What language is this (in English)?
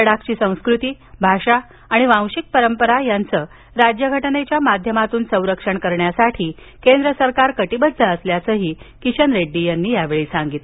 Marathi